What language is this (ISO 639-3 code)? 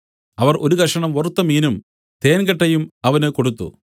mal